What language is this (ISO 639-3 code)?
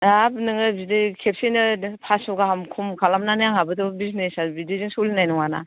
brx